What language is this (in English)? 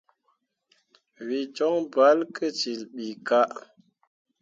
Mundang